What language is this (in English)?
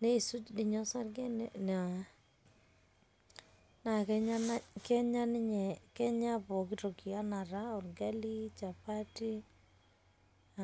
Masai